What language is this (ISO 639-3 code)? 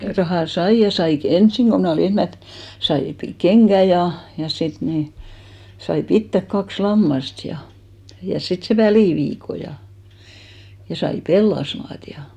fin